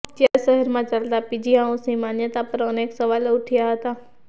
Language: Gujarati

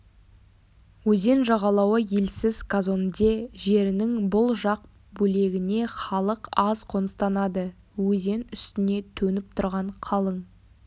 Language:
Kazakh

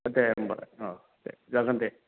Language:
Bodo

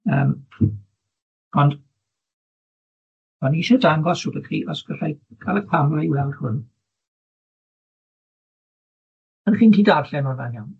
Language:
Welsh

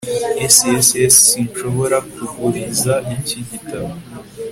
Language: Kinyarwanda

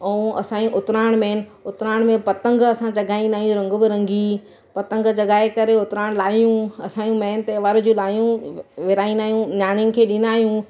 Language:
Sindhi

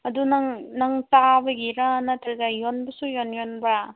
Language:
Manipuri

